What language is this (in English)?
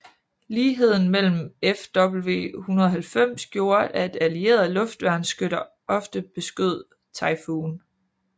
Danish